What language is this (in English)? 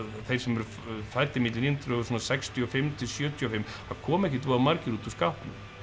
Icelandic